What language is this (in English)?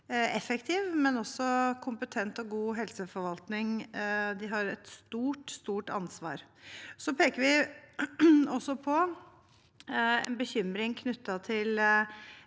Norwegian